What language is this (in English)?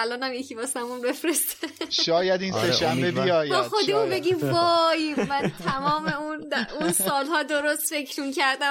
Persian